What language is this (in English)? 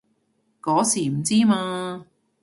Cantonese